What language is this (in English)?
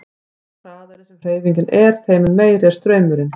Icelandic